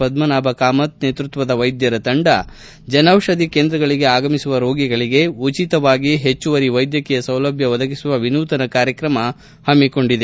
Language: Kannada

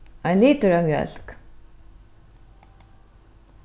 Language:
Faroese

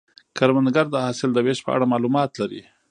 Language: Pashto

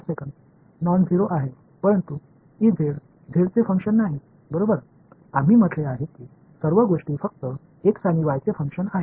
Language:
Tamil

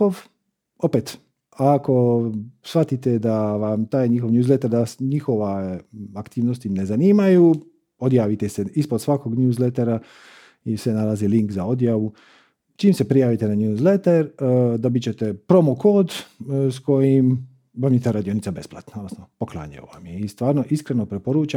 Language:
Croatian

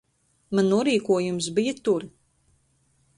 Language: Latvian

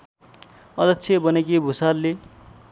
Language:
Nepali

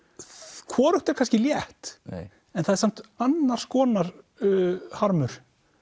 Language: Icelandic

